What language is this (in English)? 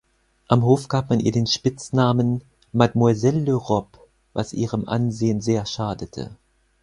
German